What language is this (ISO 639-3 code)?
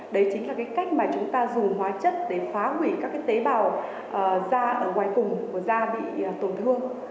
vie